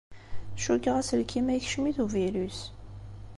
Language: Kabyle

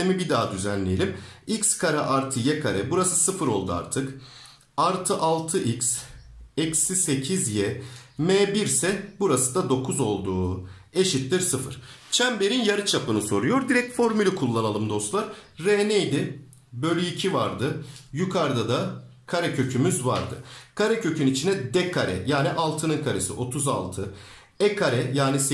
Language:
Turkish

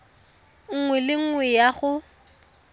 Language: Tswana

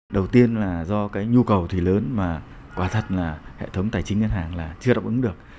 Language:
Vietnamese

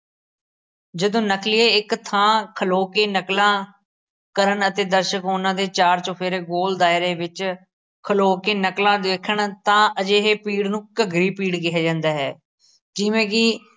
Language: Punjabi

